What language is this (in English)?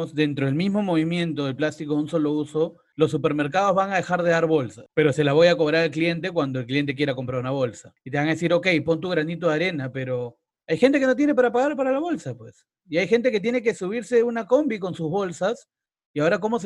Spanish